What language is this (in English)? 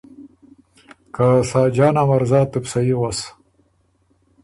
Ormuri